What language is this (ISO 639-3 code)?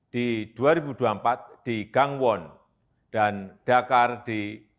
ind